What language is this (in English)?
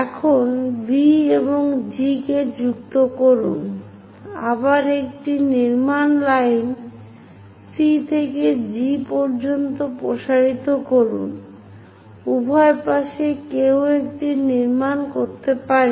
Bangla